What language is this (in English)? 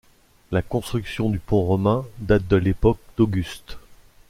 French